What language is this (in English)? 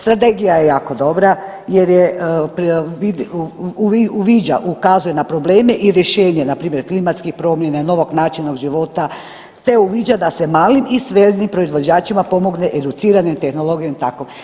Croatian